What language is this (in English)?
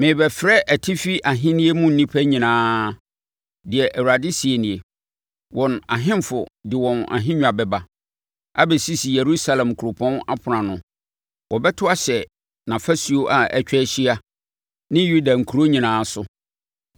Akan